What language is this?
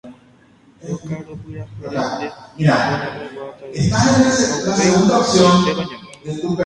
Guarani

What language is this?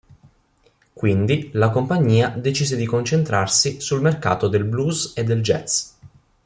Italian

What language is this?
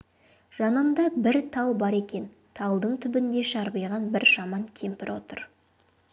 Kazakh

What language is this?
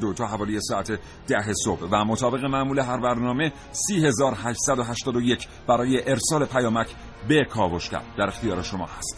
Persian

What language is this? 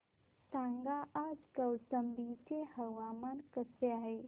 Marathi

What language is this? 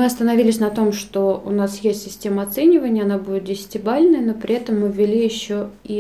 Russian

